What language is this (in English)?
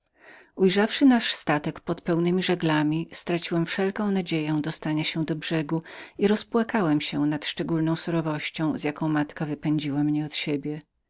Polish